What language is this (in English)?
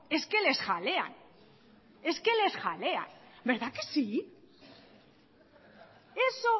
Spanish